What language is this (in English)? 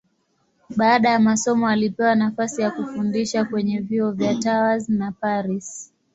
Swahili